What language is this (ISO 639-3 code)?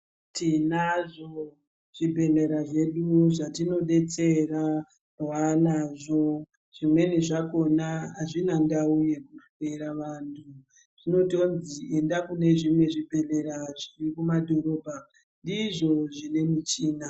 ndc